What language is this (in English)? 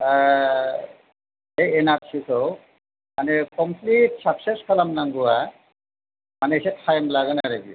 Bodo